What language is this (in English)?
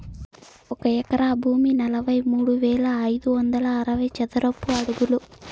Telugu